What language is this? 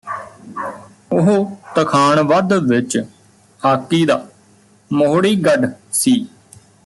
Punjabi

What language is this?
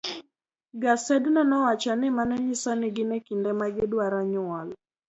Luo (Kenya and Tanzania)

